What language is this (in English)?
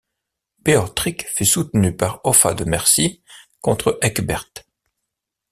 French